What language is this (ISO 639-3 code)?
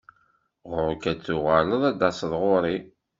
kab